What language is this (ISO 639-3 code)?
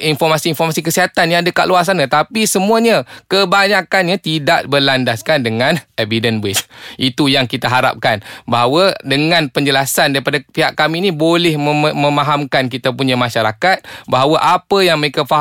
msa